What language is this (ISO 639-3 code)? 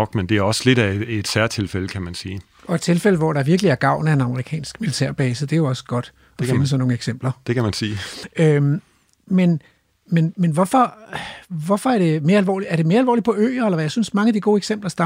dan